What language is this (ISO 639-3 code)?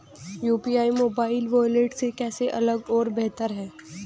hin